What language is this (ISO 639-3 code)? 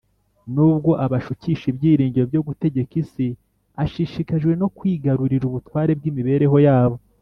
kin